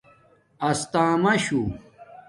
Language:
Domaaki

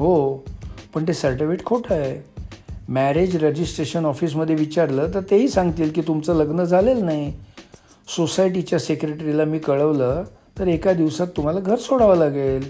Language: Marathi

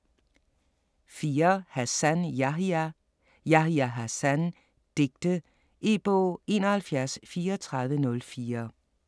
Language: Danish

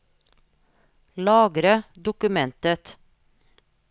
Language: Norwegian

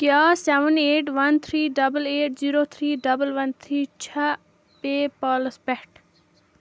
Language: Kashmiri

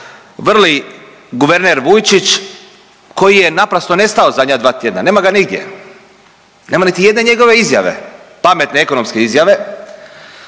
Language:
Croatian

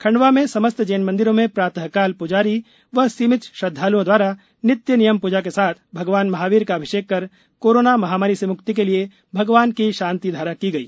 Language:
Hindi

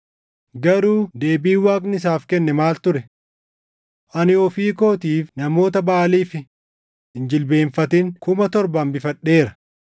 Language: Oromo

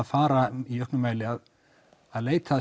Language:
Icelandic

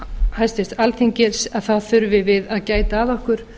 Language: Icelandic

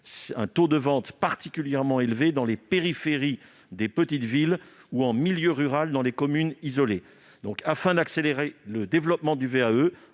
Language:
French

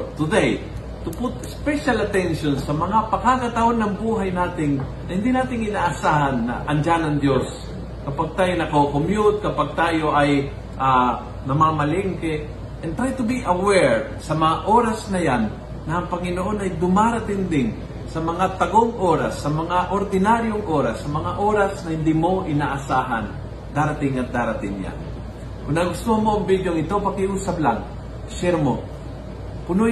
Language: Filipino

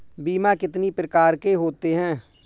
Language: Hindi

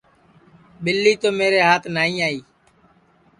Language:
Sansi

